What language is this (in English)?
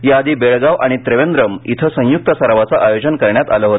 Marathi